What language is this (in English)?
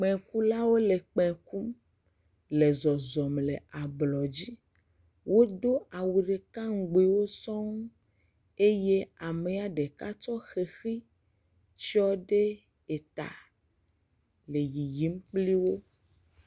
Ewe